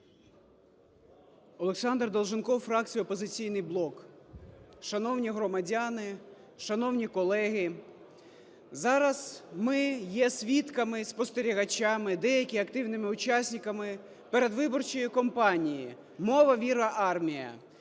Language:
Ukrainian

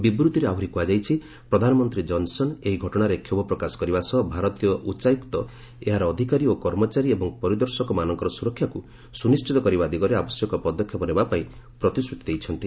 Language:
Odia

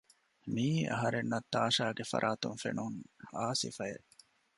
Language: Divehi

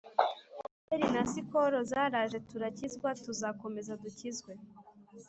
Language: Kinyarwanda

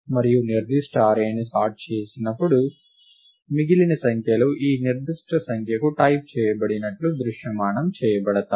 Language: Telugu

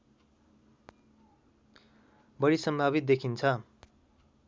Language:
Nepali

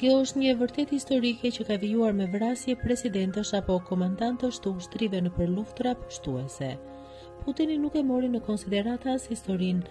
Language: Romanian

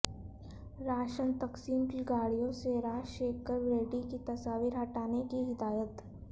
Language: Urdu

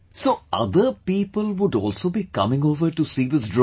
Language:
English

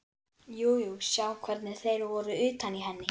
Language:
Icelandic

